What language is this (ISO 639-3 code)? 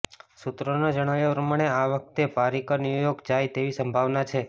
guj